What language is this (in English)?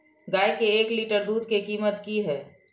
Maithili